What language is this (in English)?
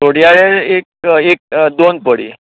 Konkani